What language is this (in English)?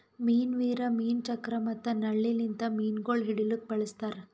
Kannada